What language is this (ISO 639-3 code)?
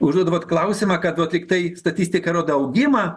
lit